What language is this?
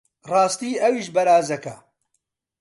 Central Kurdish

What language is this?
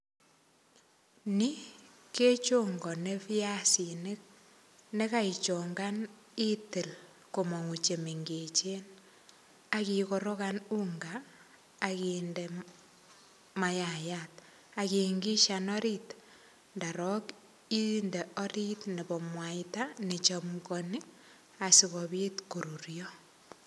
Kalenjin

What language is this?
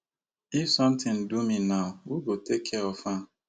Nigerian Pidgin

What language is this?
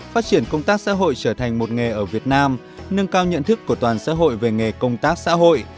Vietnamese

